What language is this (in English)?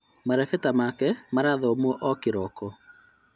Kikuyu